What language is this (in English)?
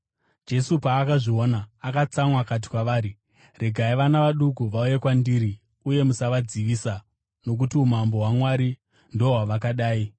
Shona